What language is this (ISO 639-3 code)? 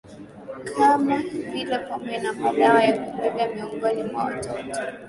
swa